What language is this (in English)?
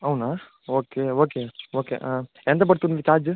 Telugu